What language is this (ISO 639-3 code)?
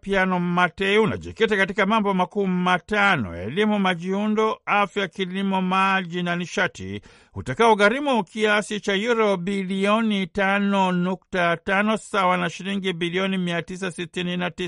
swa